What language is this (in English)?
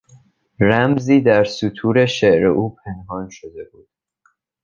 Persian